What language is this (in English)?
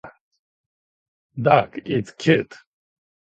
Japanese